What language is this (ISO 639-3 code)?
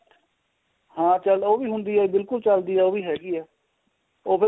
pan